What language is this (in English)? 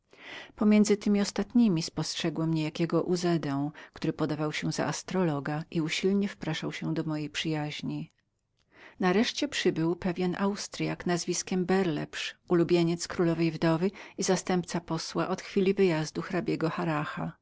Polish